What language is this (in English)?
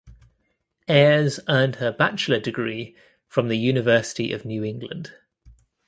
English